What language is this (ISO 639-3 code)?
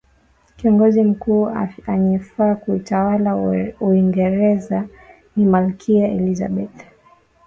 swa